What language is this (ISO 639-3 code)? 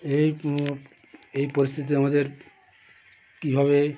ben